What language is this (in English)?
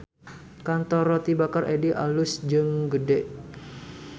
Sundanese